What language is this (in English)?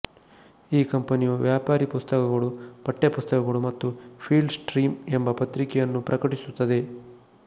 Kannada